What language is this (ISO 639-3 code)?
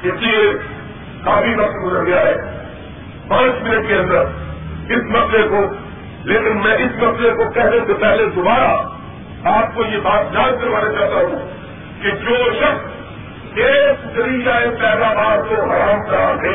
urd